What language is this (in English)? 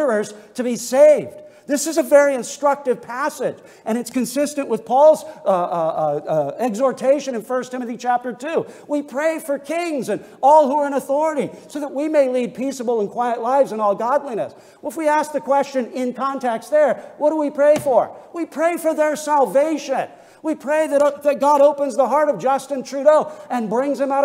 English